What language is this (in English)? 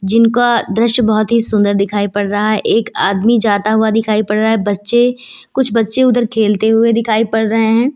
Hindi